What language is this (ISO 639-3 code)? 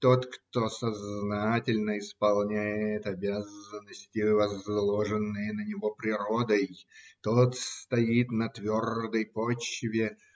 rus